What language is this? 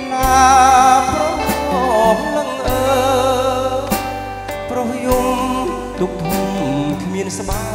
Thai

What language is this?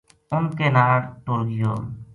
Gujari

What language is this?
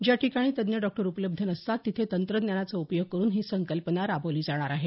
Marathi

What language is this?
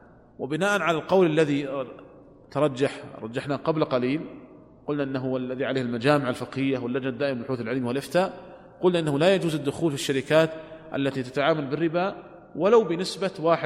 Arabic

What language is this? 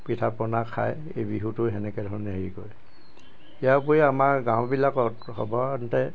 Assamese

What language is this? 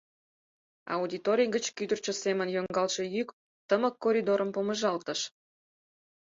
Mari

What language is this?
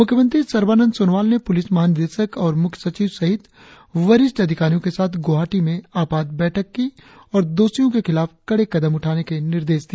Hindi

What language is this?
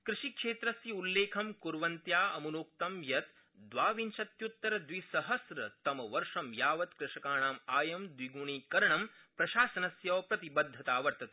Sanskrit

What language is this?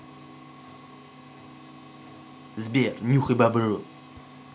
Russian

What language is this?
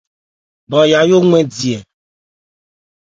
Ebrié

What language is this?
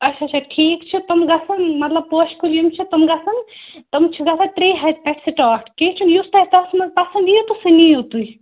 Kashmiri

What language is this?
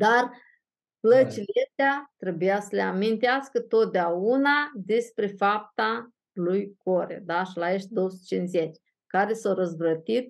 Romanian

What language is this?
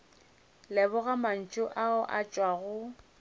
Northern Sotho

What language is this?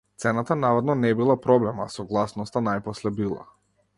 Macedonian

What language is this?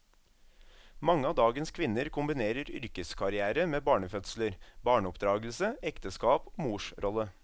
Norwegian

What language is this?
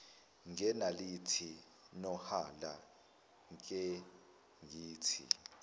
Zulu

